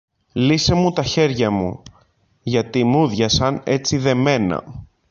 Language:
Greek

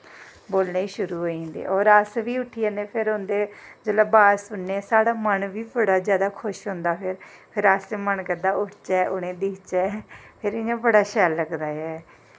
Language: Dogri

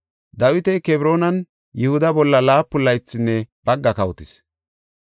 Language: Gofa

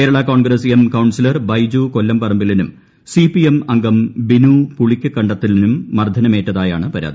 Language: Malayalam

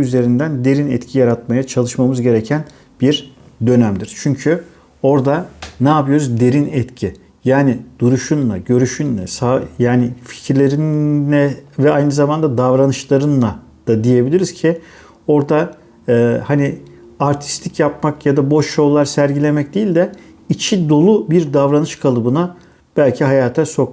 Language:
Turkish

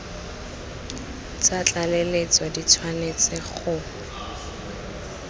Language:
Tswana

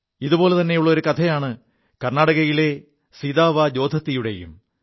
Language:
Malayalam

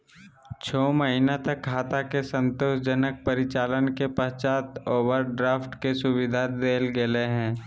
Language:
Magahi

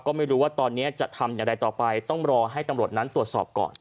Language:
Thai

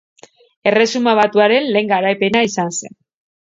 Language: Basque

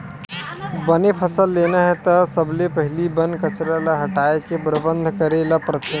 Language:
Chhattisgarhi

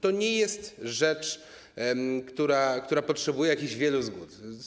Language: Polish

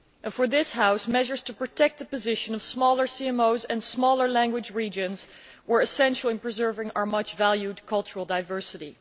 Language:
English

